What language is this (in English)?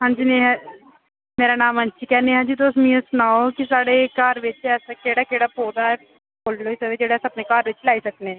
Dogri